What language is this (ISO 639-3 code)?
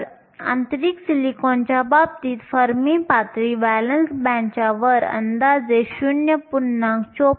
mar